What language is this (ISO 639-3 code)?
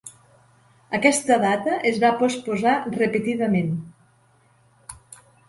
cat